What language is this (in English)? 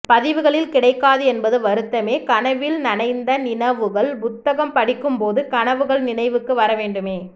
Tamil